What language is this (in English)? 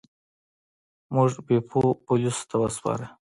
Pashto